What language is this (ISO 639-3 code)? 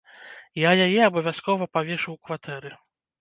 bel